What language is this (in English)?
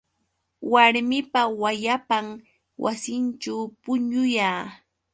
Yauyos Quechua